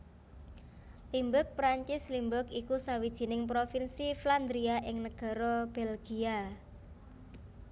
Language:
Javanese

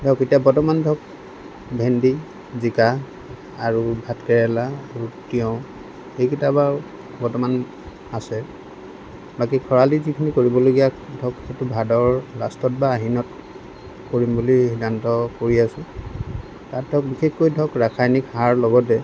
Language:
Assamese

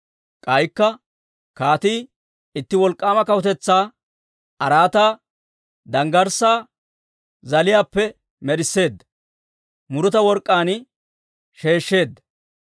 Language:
Dawro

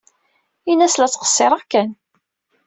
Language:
Kabyle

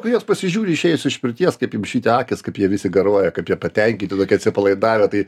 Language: Lithuanian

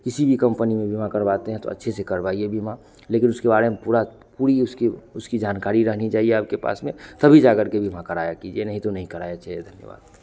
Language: Hindi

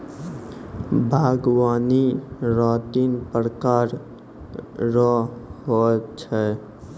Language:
Maithili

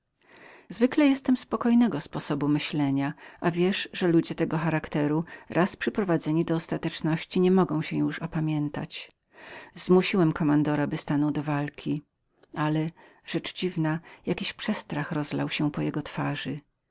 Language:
Polish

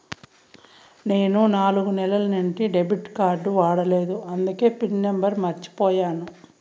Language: Telugu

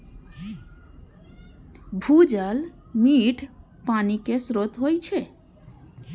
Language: Maithili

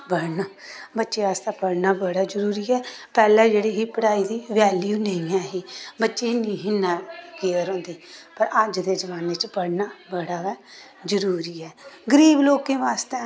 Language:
Dogri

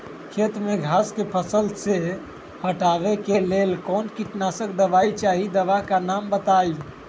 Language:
Magahi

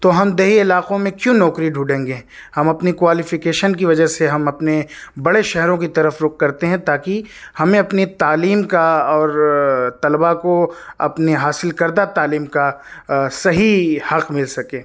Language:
Urdu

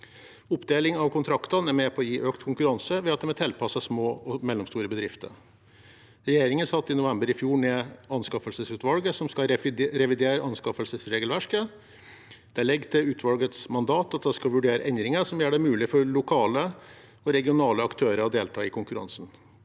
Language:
Norwegian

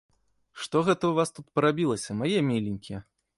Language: Belarusian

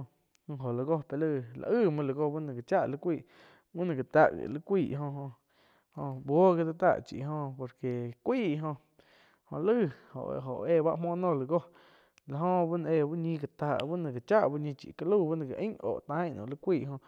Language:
Quiotepec Chinantec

